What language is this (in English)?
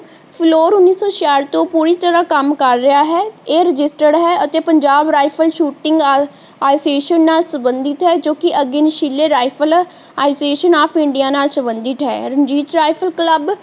Punjabi